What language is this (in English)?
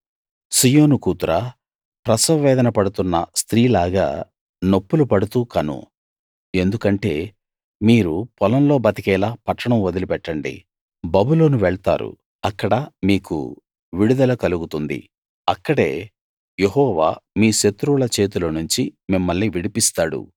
Telugu